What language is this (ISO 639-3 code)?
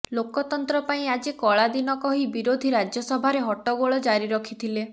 ori